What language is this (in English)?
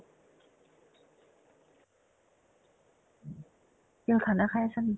Assamese